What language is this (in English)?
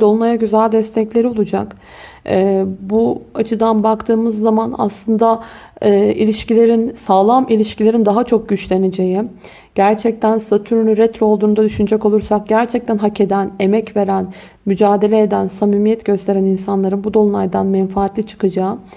Turkish